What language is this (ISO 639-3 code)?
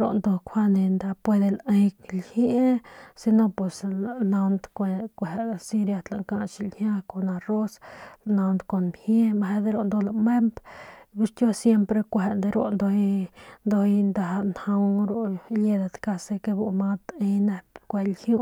pmq